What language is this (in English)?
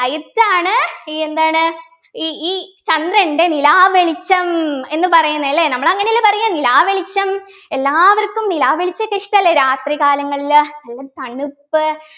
Malayalam